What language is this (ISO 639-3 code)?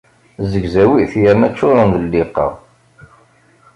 kab